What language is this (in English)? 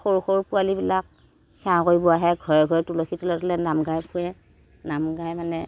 Assamese